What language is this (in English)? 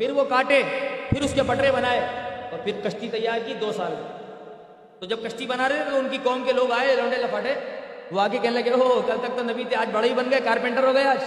Urdu